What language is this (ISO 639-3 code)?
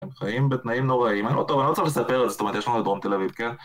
heb